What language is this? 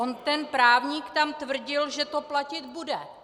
Czech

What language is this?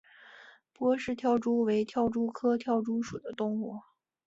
Chinese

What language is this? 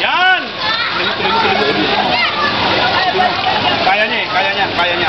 Filipino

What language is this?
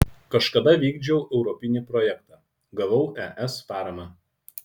Lithuanian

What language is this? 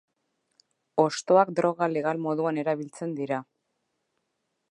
Basque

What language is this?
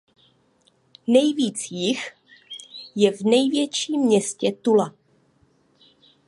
Czech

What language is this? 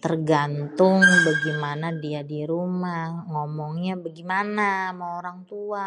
Betawi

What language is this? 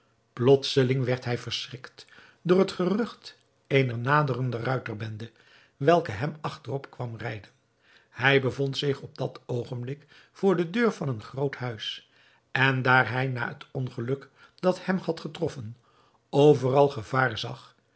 Dutch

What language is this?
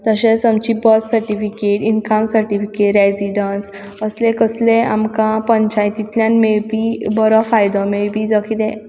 Konkani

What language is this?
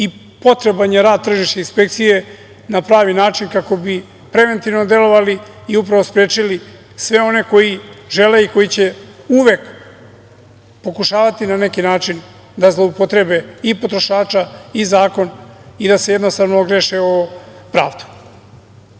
Serbian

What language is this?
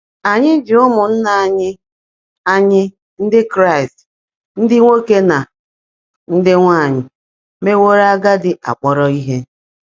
Igbo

